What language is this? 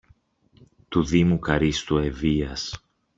Greek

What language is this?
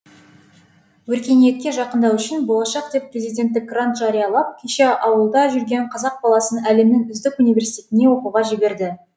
Kazakh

